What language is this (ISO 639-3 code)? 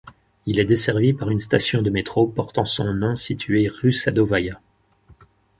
fra